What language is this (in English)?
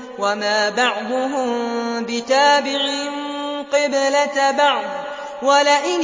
Arabic